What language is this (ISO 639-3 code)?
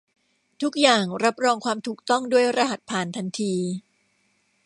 tha